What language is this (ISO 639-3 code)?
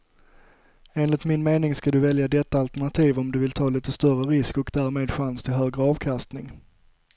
swe